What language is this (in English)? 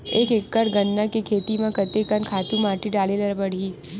Chhattisgarhi